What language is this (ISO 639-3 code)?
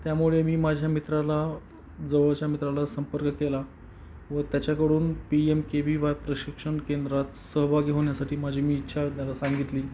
mar